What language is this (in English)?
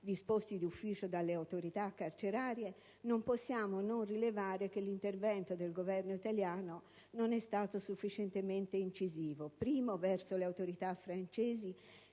Italian